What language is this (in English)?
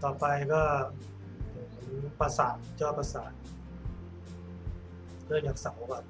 Thai